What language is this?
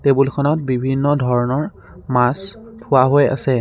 Assamese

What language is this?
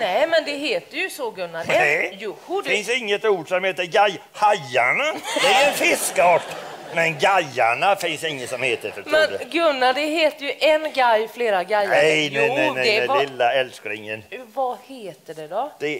Swedish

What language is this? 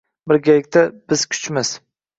Uzbek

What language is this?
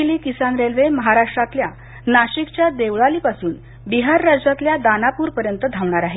Marathi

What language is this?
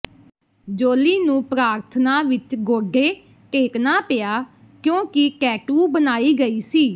Punjabi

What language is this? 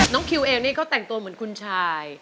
Thai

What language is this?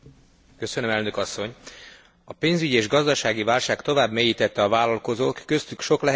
Hungarian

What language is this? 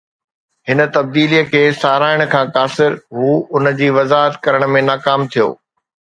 Sindhi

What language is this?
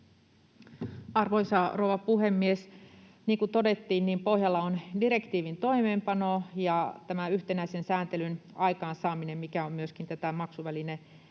Finnish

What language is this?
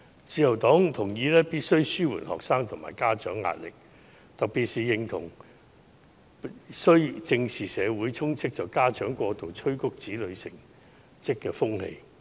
Cantonese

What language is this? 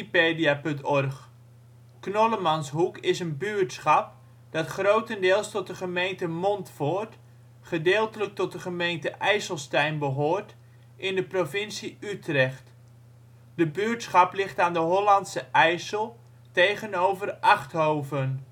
Dutch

